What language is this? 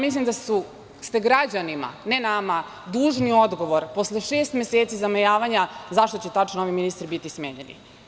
Serbian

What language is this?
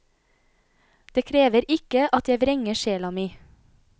Norwegian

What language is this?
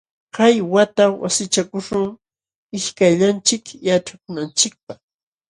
Jauja Wanca Quechua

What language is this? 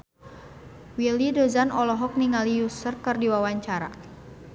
Sundanese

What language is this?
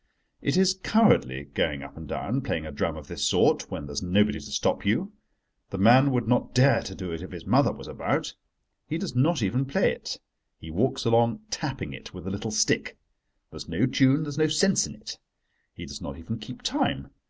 English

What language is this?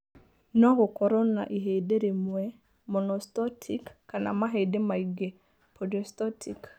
Kikuyu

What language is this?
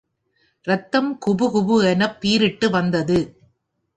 Tamil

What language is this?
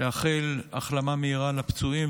Hebrew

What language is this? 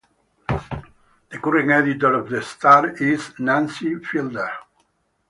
English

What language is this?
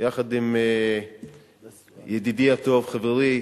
Hebrew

